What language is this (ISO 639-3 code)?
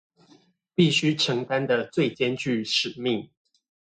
zho